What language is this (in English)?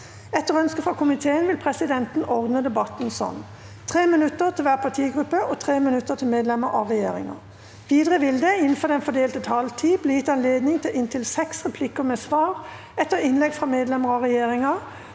Norwegian